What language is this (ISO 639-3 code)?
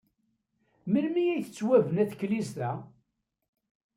kab